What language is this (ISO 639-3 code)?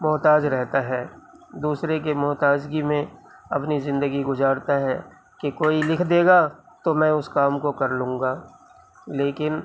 urd